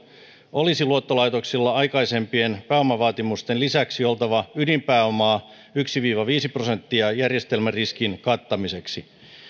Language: Finnish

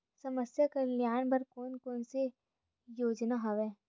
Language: Chhattisgarhi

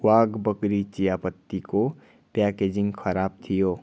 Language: Nepali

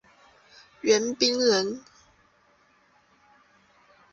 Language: Chinese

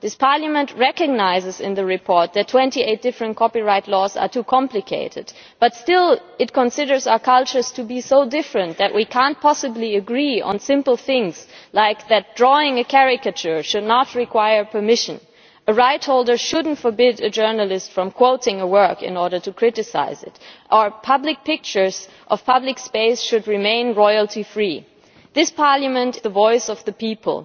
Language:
English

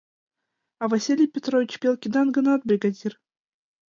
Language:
Mari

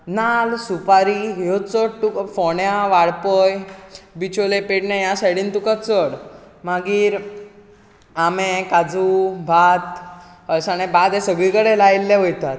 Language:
Konkani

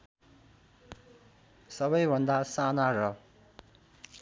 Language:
Nepali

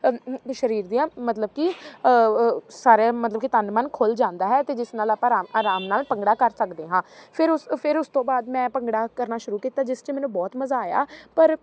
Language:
Punjabi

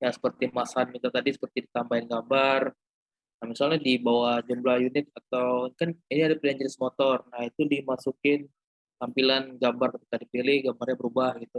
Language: Indonesian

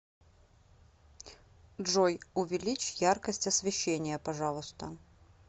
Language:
Russian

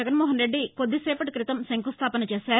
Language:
Telugu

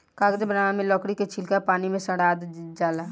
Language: Bhojpuri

